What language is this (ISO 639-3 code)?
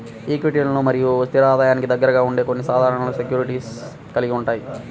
tel